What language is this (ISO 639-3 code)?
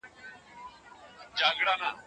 pus